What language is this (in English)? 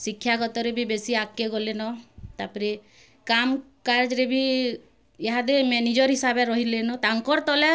Odia